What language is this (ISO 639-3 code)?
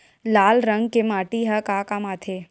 hne